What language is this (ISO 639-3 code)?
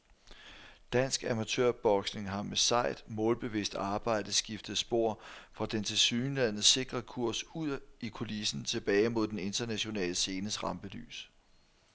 dan